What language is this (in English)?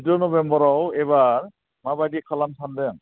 Bodo